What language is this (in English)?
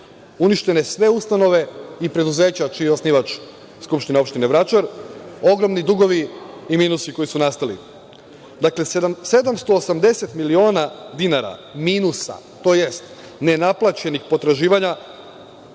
Serbian